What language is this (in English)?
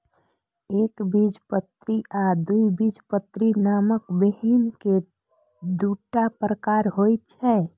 Maithili